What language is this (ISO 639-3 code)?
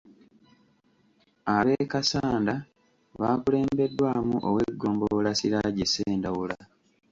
lug